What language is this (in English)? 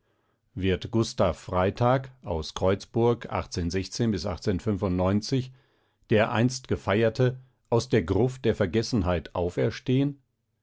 German